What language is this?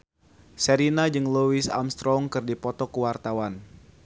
Sundanese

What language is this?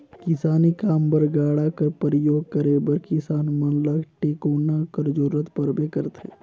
Chhattisgarhi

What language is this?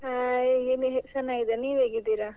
Kannada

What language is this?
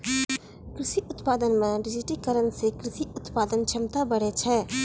Maithili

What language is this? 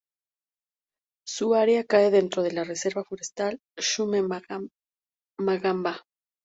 Spanish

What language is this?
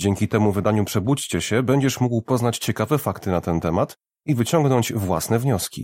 Polish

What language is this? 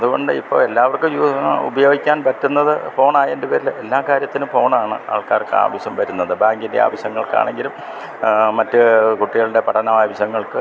Malayalam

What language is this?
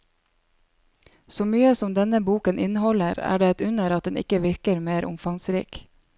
Norwegian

